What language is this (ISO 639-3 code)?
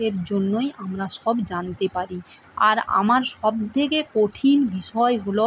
ben